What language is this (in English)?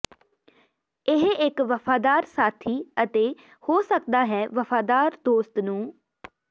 Punjabi